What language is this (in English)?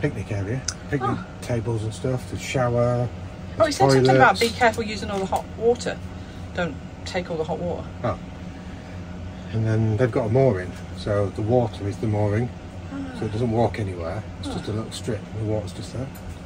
English